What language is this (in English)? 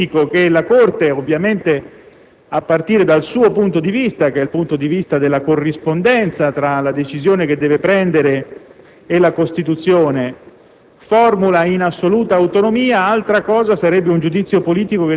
Italian